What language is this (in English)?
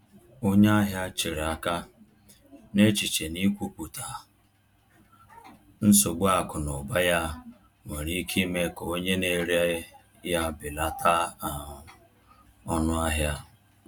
Igbo